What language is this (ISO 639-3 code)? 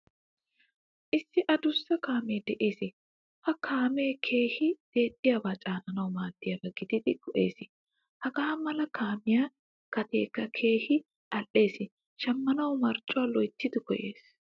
wal